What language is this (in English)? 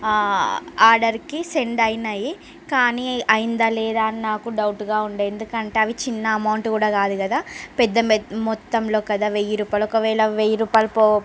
Telugu